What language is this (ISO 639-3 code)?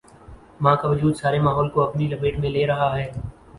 urd